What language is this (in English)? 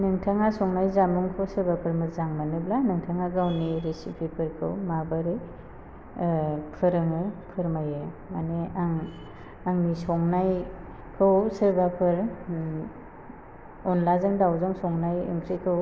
Bodo